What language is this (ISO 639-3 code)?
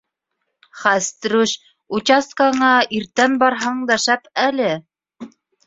bak